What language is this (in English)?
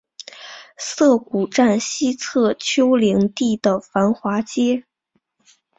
Chinese